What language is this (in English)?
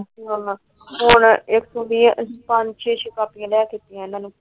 Punjabi